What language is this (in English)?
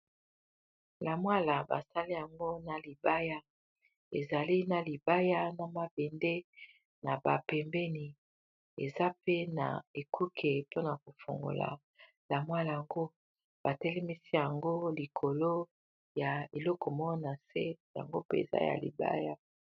Lingala